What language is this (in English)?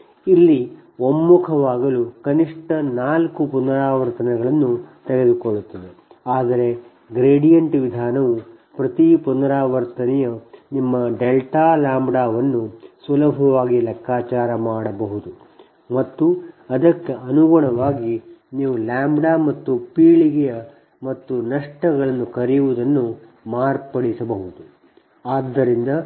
Kannada